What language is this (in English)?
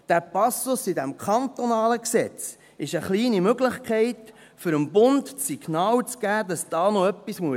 Swiss German